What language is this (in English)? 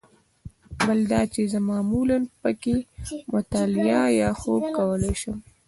Pashto